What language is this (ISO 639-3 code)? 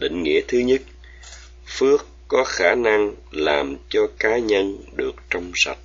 vie